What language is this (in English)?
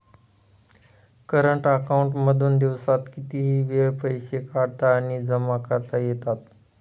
Marathi